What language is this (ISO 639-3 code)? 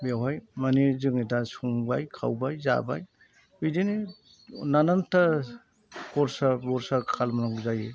brx